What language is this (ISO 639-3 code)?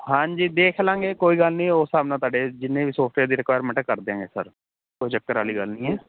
pan